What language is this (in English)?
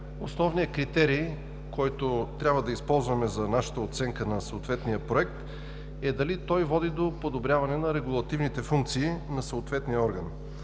Bulgarian